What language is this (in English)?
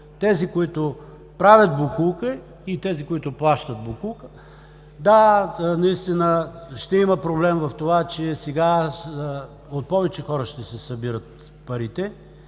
Bulgarian